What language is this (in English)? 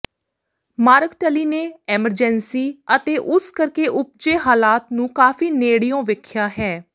Punjabi